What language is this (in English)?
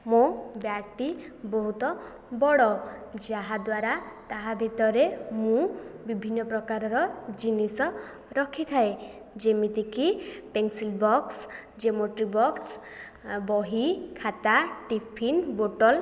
Odia